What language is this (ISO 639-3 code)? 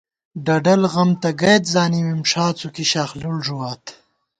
gwt